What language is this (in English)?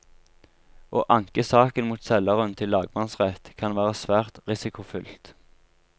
Norwegian